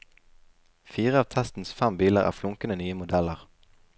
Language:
Norwegian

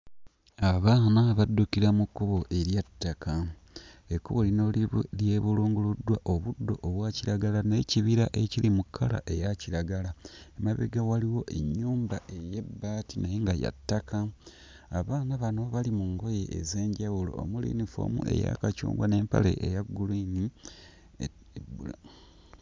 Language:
Ganda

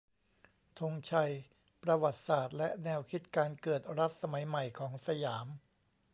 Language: Thai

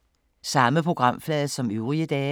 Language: Danish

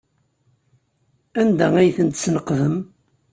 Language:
Kabyle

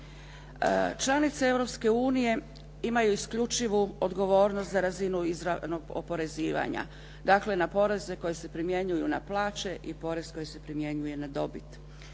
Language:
Croatian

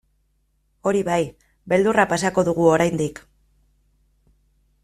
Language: Basque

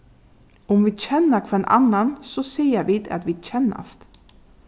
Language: Faroese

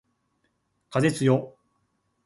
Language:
Japanese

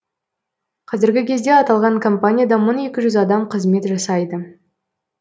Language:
Kazakh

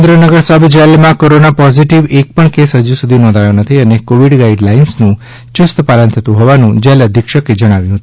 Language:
Gujarati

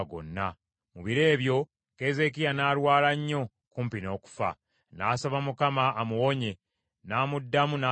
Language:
Ganda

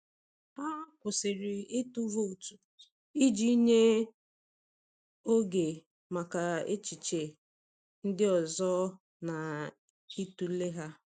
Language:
Igbo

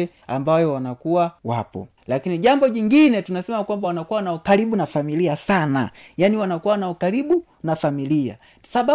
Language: Swahili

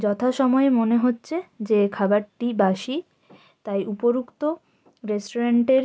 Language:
Bangla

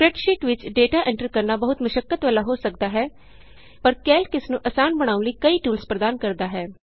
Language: Punjabi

